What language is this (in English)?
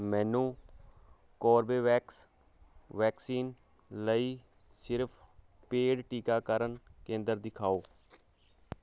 Punjabi